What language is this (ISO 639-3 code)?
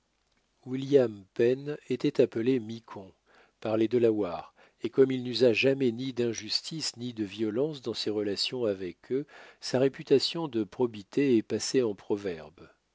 fra